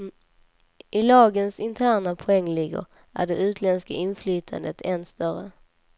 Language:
Swedish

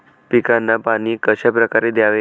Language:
Marathi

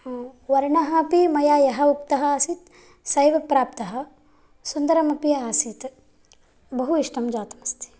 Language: Sanskrit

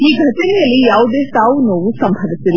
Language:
Kannada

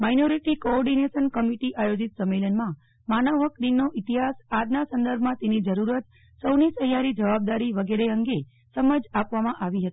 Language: Gujarati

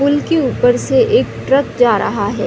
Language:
Hindi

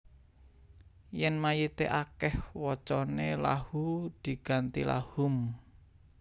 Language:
Javanese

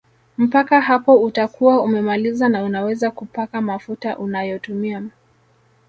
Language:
Swahili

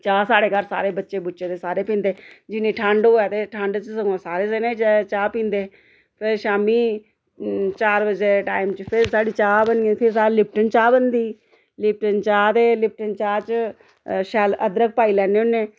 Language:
Dogri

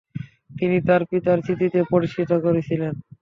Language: Bangla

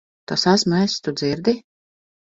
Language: Latvian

